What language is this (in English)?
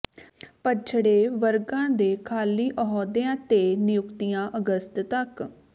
Punjabi